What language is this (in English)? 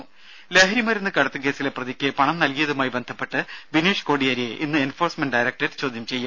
Malayalam